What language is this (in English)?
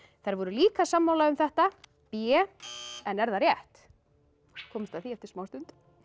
Icelandic